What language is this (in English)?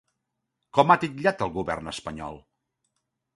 Catalan